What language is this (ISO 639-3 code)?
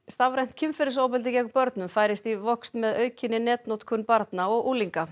isl